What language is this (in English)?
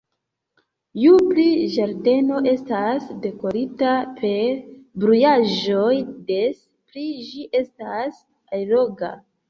Esperanto